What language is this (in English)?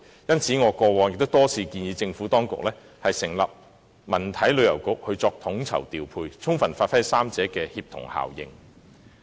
Cantonese